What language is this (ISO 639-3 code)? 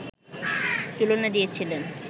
ben